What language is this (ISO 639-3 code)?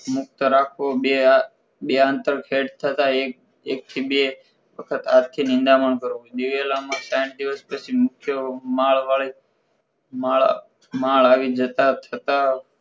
guj